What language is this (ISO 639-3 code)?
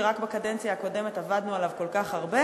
heb